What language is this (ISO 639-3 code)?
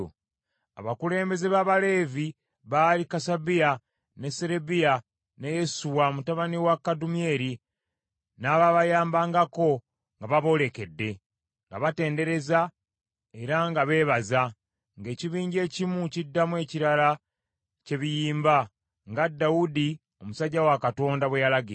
lug